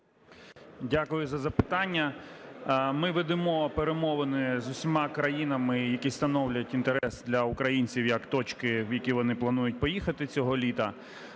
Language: Ukrainian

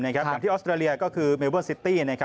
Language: Thai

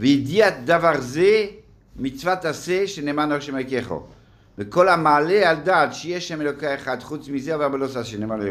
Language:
Hebrew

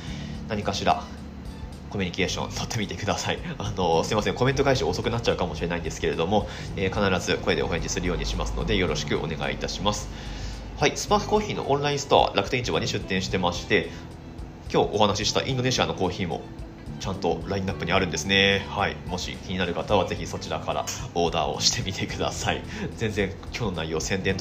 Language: Japanese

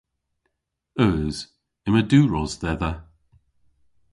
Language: Cornish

